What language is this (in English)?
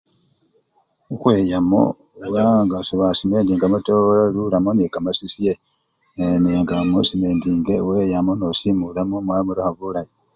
Luyia